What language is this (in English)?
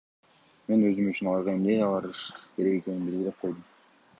Kyrgyz